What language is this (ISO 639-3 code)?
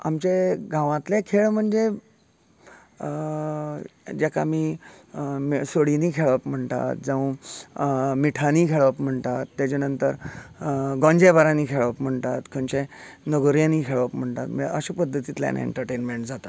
kok